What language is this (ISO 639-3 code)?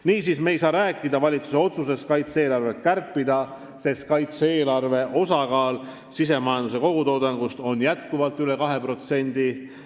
est